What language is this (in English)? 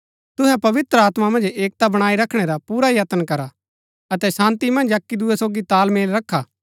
Gaddi